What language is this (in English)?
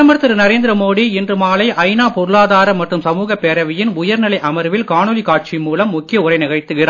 Tamil